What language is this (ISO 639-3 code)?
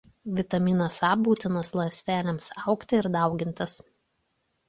lit